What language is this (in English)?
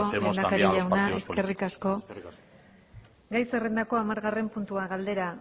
Basque